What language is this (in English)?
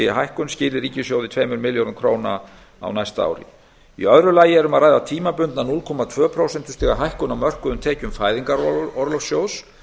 Icelandic